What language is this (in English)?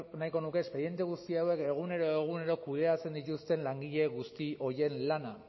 Basque